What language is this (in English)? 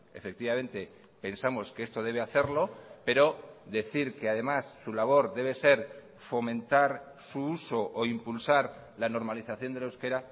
Spanish